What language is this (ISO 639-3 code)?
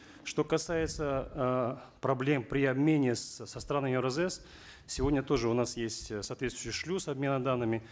kaz